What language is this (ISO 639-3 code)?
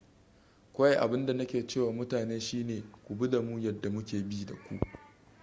hau